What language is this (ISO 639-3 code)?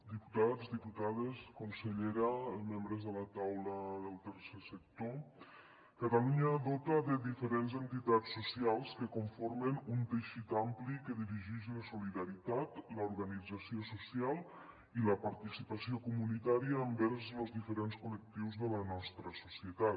cat